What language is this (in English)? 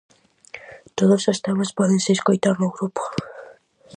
Galician